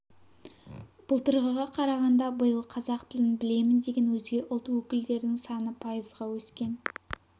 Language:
Kazakh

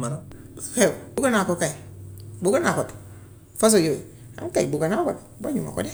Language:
Gambian Wolof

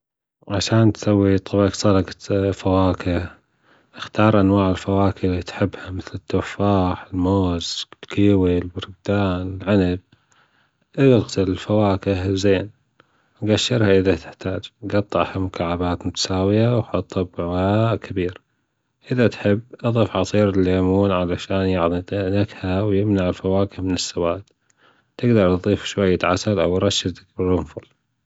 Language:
Gulf Arabic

